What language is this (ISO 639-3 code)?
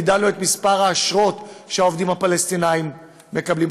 heb